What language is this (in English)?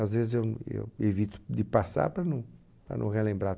Portuguese